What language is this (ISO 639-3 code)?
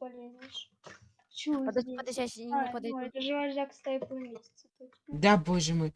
rus